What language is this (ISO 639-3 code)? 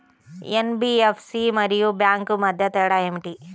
tel